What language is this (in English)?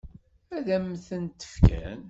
Kabyle